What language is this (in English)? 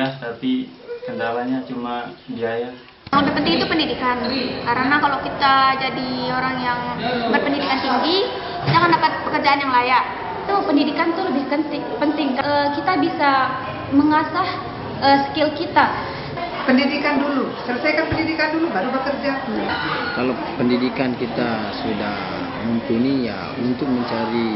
Indonesian